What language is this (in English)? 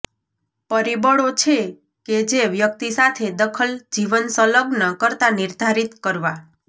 Gujarati